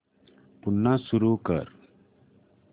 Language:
Marathi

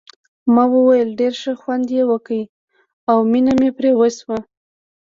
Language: Pashto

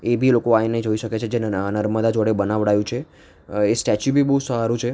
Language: Gujarati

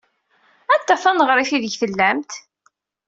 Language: Kabyle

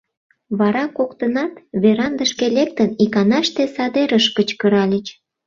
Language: Mari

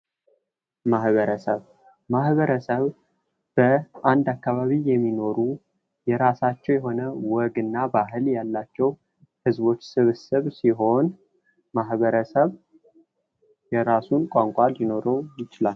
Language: Amharic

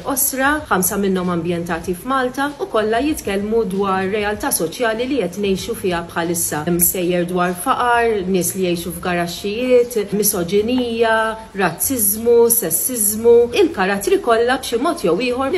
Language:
Arabic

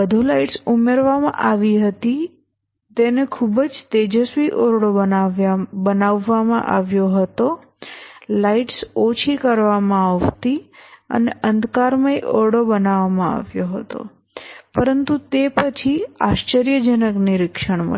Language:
Gujarati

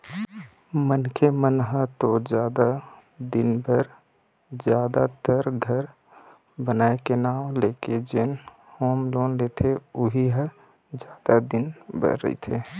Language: Chhattisgarhi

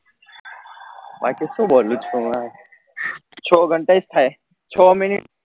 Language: Gujarati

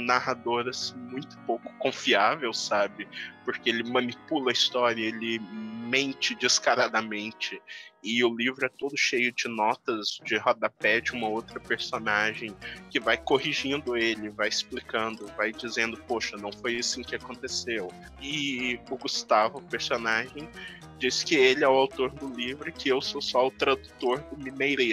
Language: Portuguese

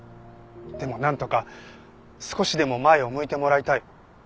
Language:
Japanese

